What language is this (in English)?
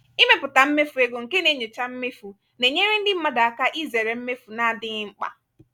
Igbo